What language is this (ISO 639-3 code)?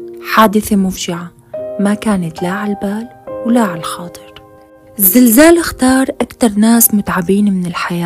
ara